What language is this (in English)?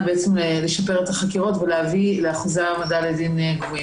Hebrew